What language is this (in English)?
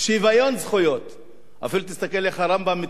Hebrew